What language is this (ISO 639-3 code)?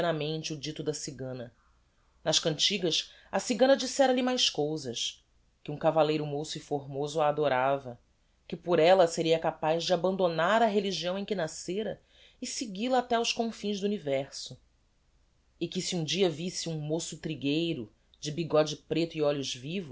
por